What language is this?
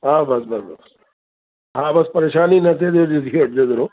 Sindhi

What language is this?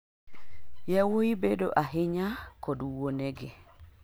Luo (Kenya and Tanzania)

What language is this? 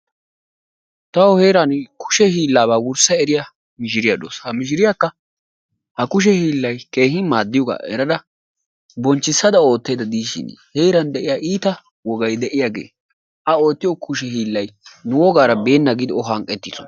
Wolaytta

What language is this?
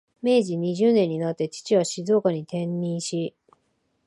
Japanese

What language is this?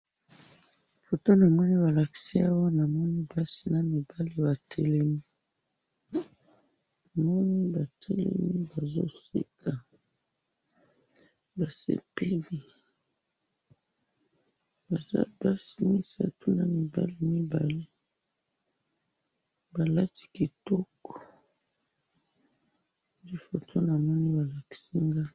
Lingala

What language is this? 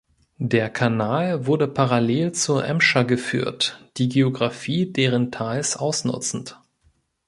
German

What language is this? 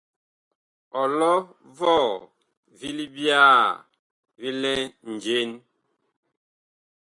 Bakoko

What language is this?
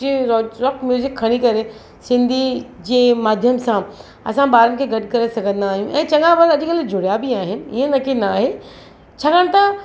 Sindhi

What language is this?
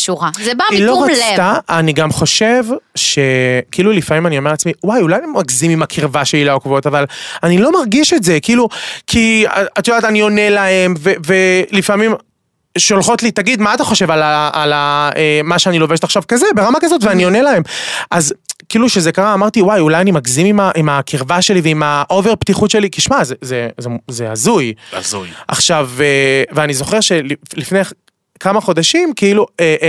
Hebrew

